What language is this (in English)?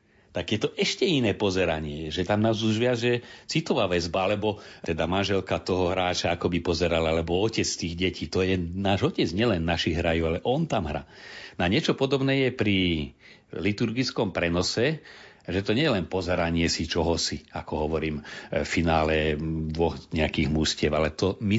Slovak